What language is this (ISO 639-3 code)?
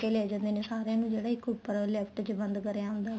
pan